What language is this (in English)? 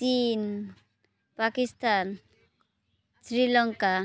Odia